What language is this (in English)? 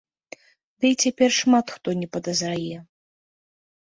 Belarusian